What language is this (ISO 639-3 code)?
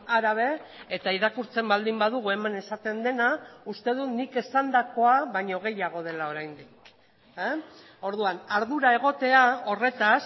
eus